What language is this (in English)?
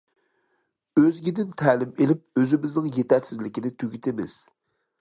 Uyghur